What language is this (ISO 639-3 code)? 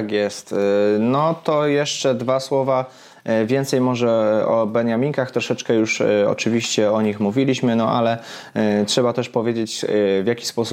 pol